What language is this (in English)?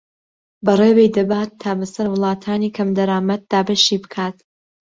Central Kurdish